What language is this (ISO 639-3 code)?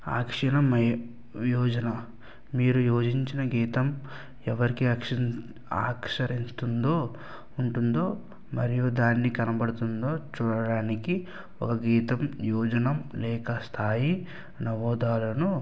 tel